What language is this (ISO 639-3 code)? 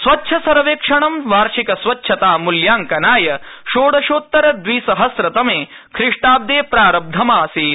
san